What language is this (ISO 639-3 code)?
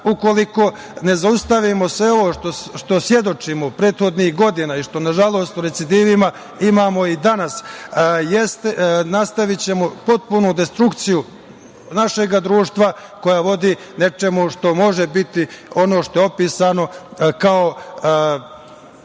srp